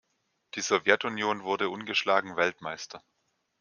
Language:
German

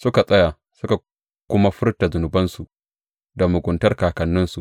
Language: Hausa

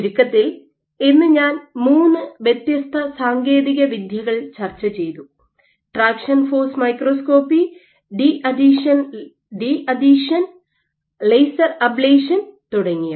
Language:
Malayalam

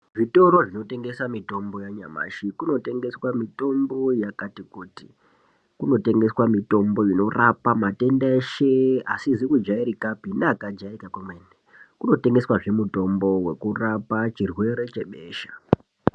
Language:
Ndau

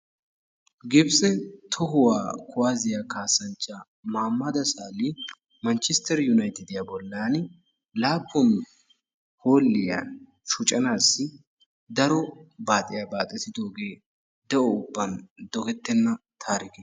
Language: Wolaytta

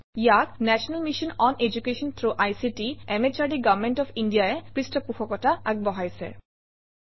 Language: Assamese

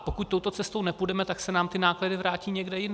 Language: Czech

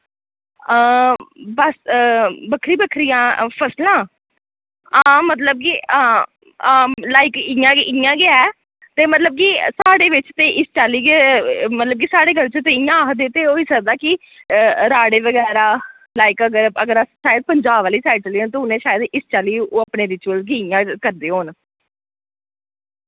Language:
Dogri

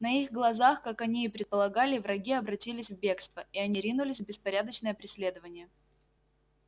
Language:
Russian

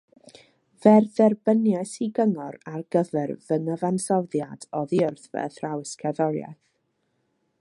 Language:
Welsh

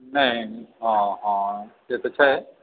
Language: Maithili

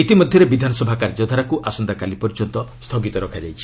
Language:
Odia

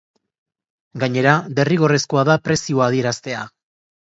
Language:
Basque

